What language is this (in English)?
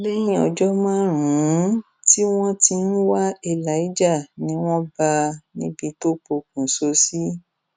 Yoruba